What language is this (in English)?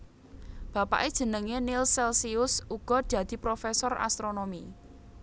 Javanese